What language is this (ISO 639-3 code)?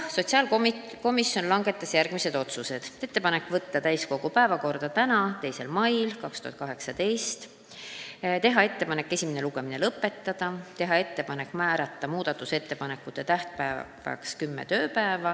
est